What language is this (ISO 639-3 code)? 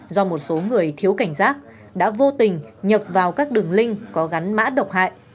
vie